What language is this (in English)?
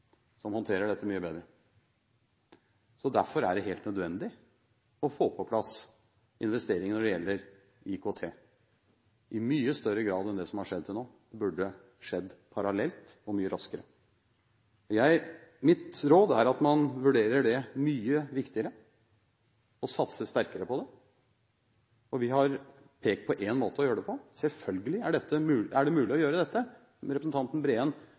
Norwegian Bokmål